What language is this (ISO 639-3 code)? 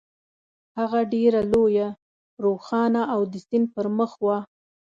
pus